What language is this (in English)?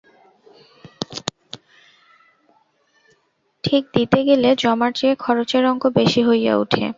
Bangla